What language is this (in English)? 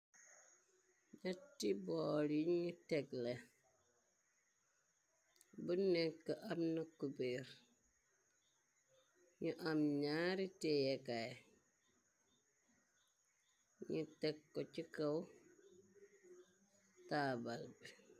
Wolof